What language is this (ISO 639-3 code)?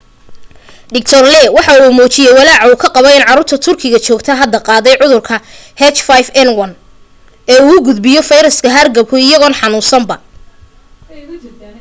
som